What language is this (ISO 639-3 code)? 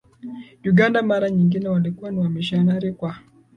swa